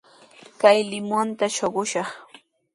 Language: Sihuas Ancash Quechua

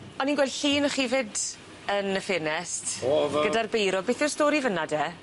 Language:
Welsh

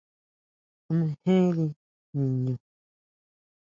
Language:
Huautla Mazatec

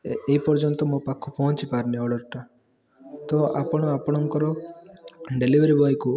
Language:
Odia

